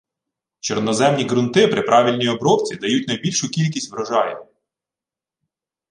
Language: Ukrainian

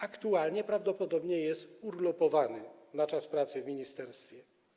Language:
Polish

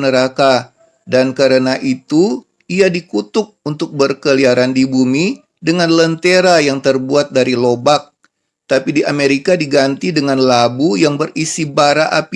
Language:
Indonesian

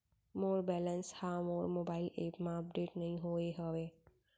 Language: Chhattisgarhi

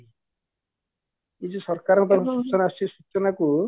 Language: Odia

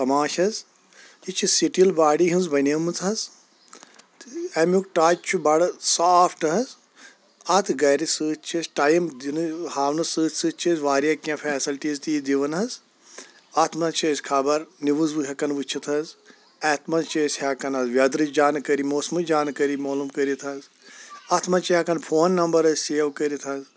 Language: Kashmiri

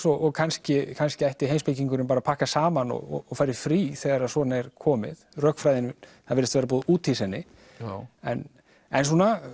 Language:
Icelandic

